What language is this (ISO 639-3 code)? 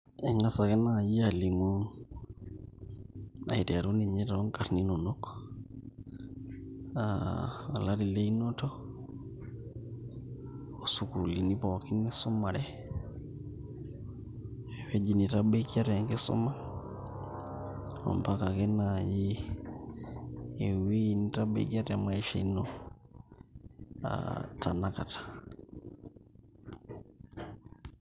mas